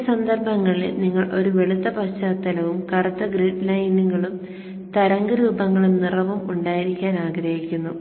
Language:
Malayalam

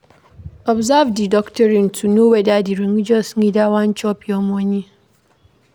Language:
Nigerian Pidgin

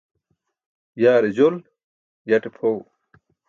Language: Burushaski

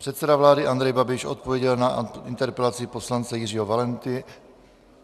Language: Czech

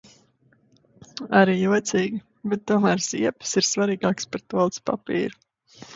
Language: Latvian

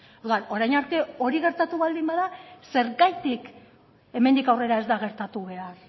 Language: Basque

